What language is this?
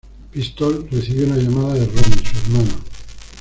Spanish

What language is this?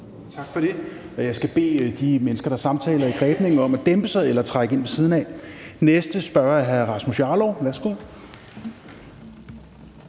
Danish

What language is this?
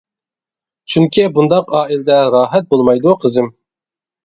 Uyghur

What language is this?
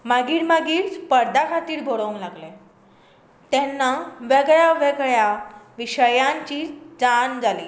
Konkani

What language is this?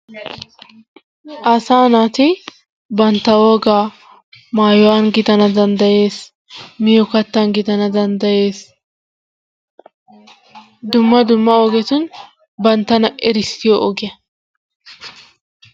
Wolaytta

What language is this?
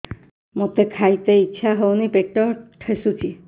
Odia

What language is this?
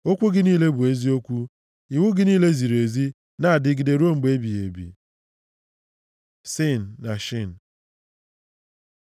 Igbo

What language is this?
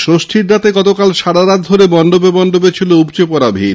Bangla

